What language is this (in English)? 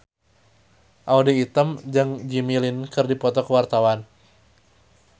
Sundanese